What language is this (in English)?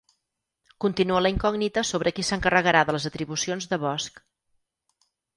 Catalan